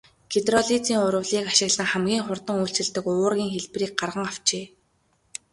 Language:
Mongolian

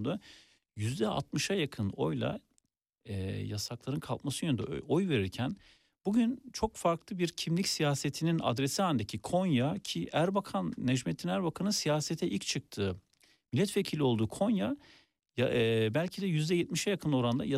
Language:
Turkish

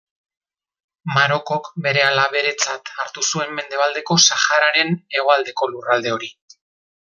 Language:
Basque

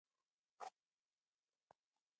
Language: Pashto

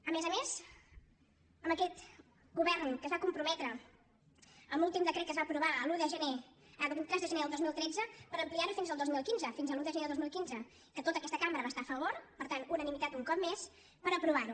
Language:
Catalan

